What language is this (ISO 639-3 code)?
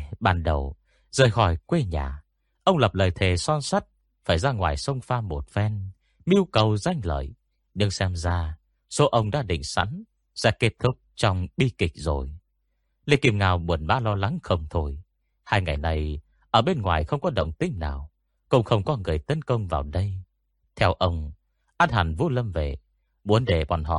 vie